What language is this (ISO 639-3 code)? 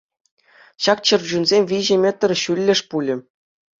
chv